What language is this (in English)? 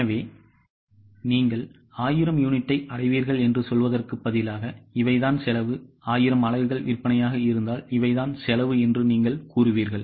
Tamil